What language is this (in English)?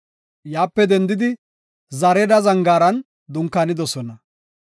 Gofa